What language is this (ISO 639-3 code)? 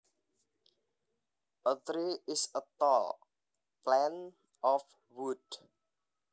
jav